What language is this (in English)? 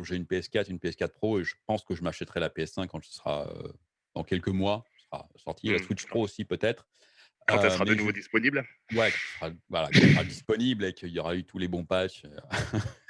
French